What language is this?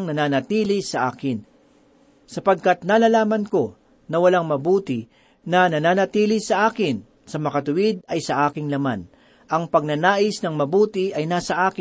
Filipino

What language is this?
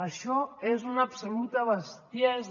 Catalan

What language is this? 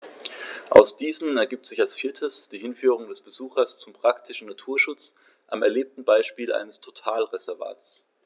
German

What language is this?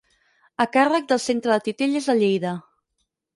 Catalan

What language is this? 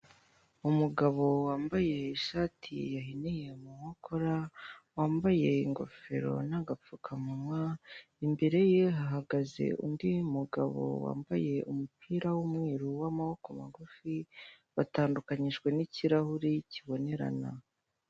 Kinyarwanda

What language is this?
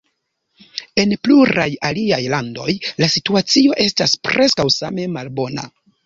Esperanto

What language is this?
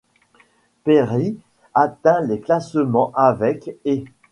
French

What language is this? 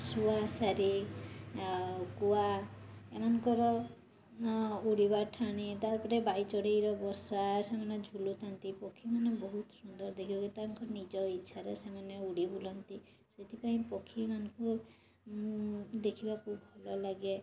Odia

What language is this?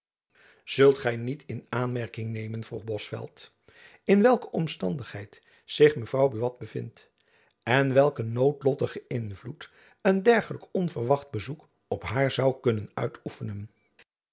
Dutch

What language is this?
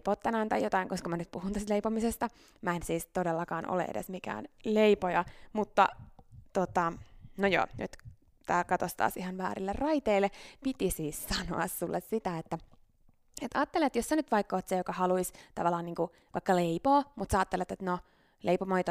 Finnish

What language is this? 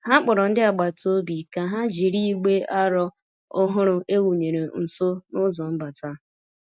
Igbo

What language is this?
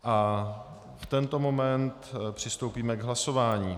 Czech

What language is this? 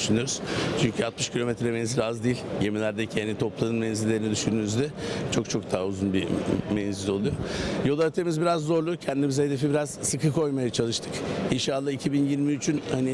Turkish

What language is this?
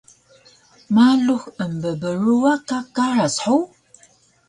Taroko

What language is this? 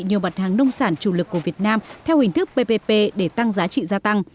Vietnamese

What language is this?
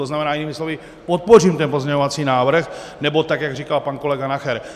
Czech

